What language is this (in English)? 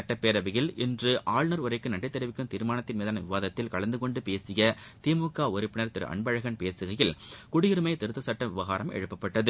Tamil